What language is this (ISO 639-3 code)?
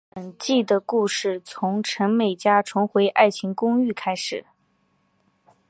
zho